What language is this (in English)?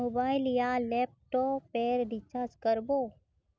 Magahi